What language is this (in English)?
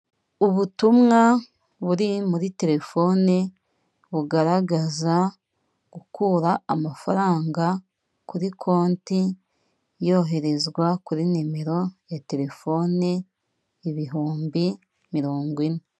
Kinyarwanda